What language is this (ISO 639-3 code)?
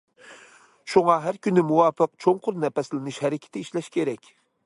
uig